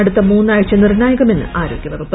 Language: Malayalam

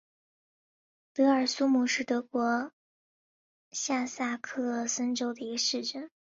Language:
Chinese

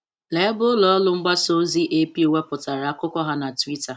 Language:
Igbo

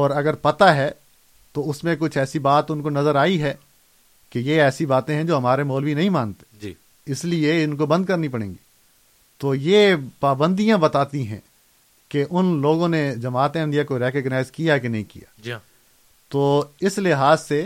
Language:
Urdu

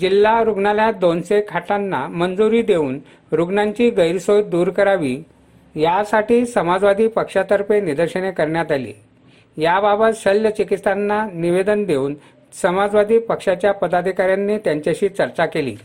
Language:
Marathi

